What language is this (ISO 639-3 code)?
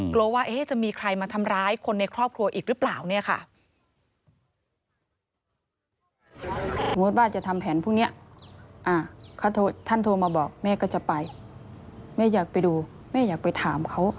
tha